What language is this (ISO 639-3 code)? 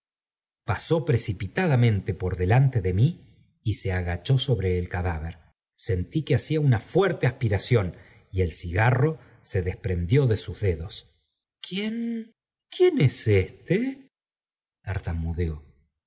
spa